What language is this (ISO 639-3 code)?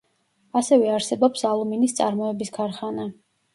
kat